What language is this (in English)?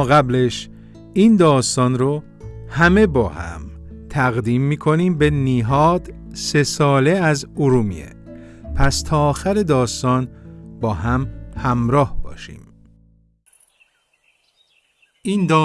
Persian